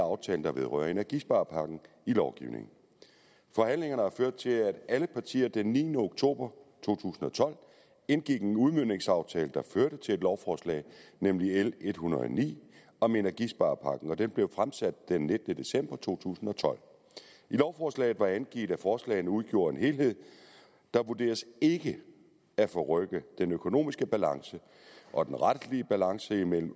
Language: Danish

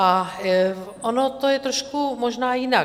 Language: Czech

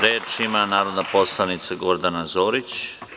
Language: Serbian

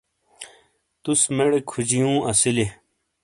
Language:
Shina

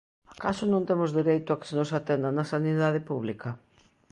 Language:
Galician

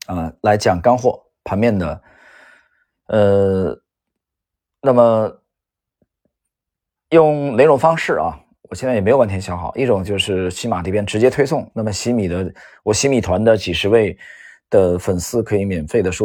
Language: Chinese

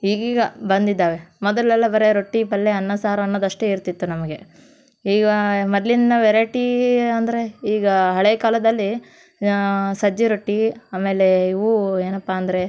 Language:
Kannada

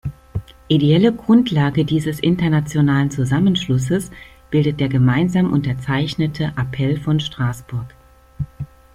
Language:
German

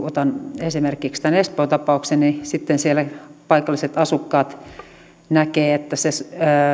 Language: Finnish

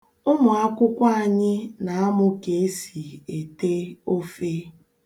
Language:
Igbo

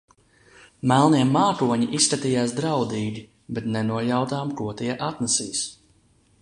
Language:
Latvian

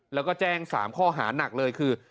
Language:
Thai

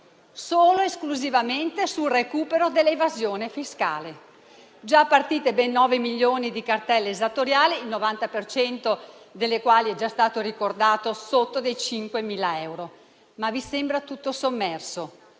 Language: Italian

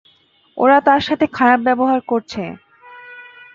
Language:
Bangla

